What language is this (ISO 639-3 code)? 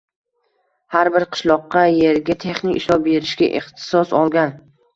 uzb